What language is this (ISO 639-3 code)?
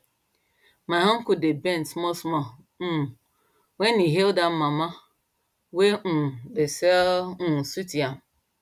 pcm